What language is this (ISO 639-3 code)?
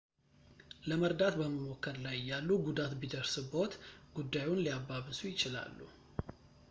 amh